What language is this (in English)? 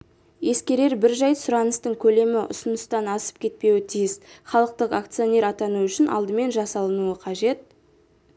Kazakh